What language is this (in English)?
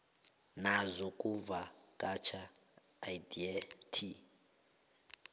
South Ndebele